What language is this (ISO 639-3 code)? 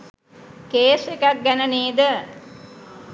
sin